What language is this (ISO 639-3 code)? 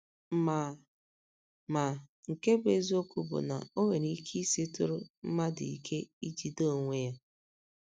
ibo